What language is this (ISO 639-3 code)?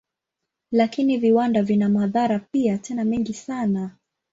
swa